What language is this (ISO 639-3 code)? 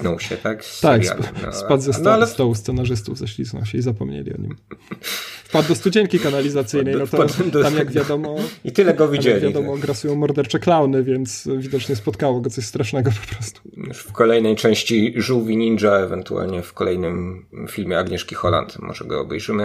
pol